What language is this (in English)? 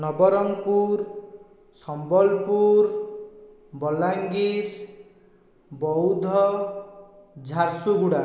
Odia